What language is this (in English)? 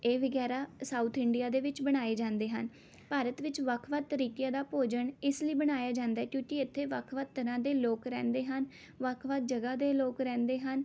Punjabi